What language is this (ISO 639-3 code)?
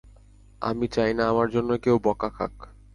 ben